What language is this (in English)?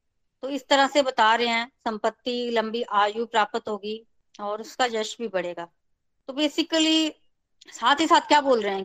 Hindi